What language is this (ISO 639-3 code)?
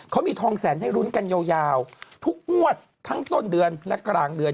tha